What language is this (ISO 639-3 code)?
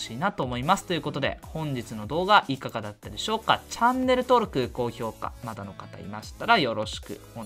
jpn